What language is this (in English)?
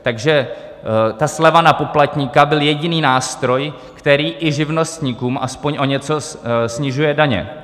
Czech